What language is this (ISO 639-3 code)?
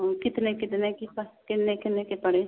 hin